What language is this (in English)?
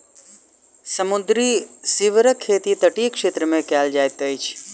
Maithili